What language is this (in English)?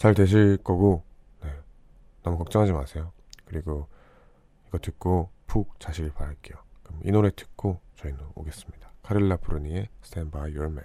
Korean